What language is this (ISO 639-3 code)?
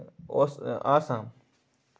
kas